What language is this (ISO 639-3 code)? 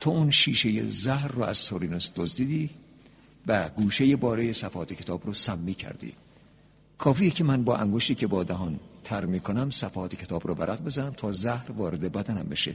fas